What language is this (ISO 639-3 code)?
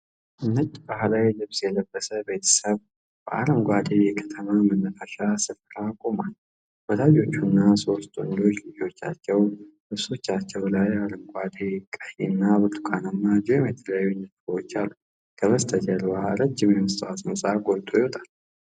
amh